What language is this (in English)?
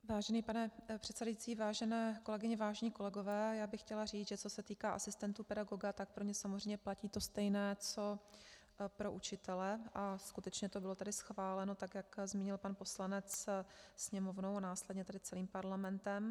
Czech